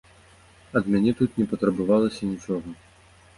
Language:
Belarusian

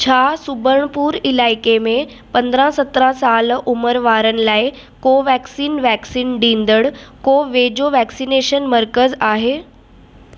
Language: Sindhi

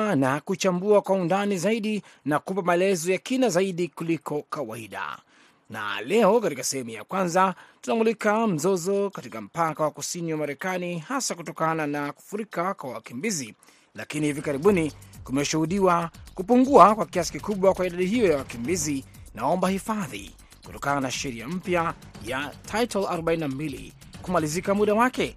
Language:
Swahili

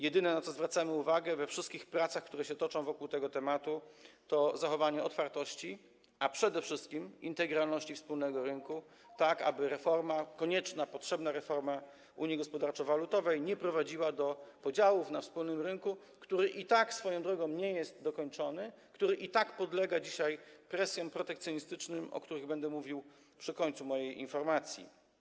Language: Polish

